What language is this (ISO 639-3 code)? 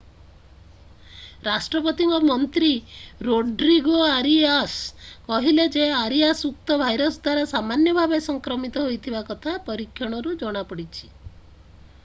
ori